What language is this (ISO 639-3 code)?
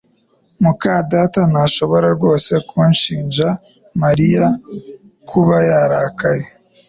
kin